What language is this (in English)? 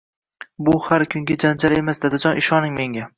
Uzbek